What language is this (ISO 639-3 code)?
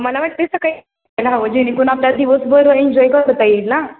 mar